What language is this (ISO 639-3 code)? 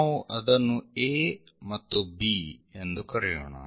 kan